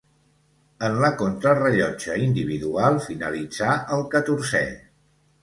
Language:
Catalan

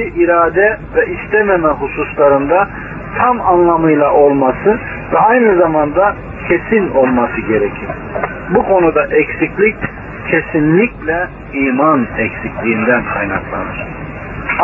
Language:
Turkish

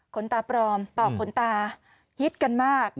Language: Thai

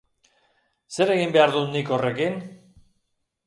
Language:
Basque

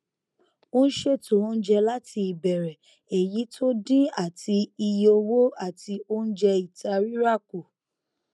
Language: Yoruba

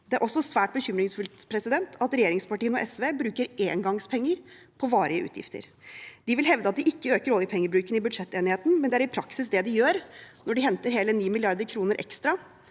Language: Norwegian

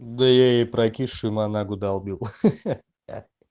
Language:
Russian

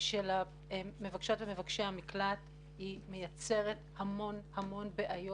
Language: Hebrew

